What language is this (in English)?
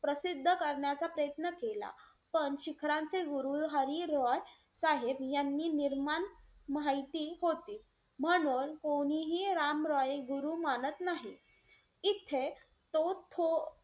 Marathi